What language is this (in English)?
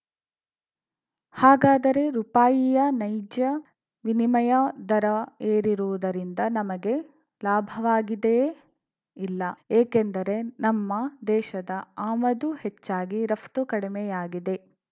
Kannada